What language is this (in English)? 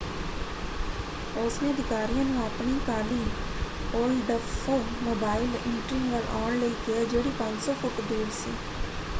Punjabi